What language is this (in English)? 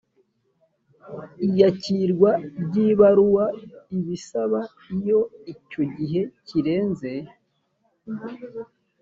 Kinyarwanda